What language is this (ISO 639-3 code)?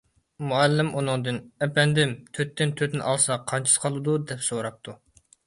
uig